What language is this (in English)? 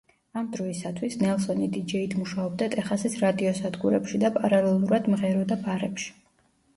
Georgian